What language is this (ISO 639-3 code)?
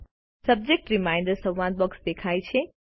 guj